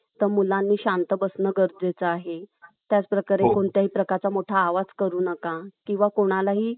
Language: Marathi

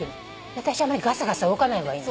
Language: Japanese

